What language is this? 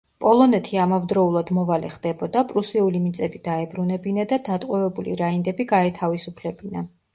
Georgian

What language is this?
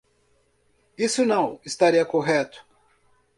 Portuguese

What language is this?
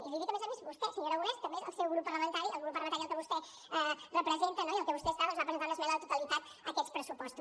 Catalan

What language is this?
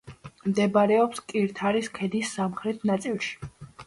Georgian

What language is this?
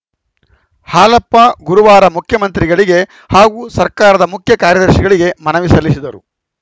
Kannada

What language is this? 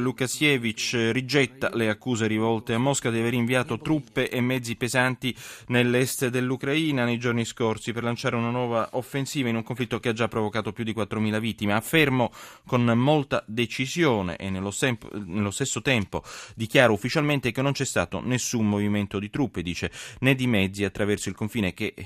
Italian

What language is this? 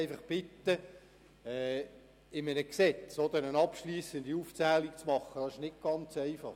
Swiss German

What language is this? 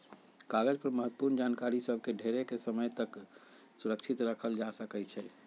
Magahi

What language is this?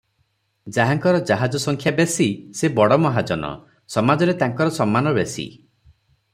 Odia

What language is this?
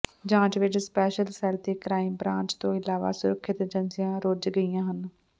Punjabi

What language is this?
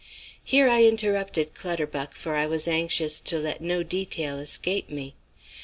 English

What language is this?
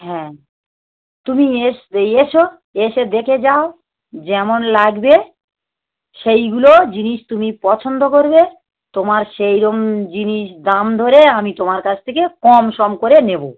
Bangla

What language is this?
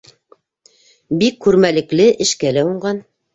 Bashkir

